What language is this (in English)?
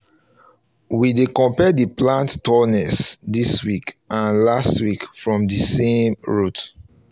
Nigerian Pidgin